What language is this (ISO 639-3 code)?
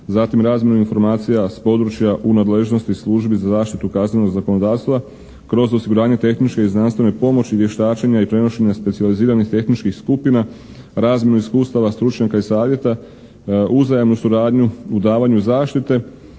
hrv